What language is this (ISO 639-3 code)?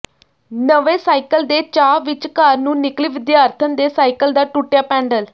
pan